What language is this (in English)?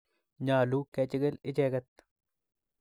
Kalenjin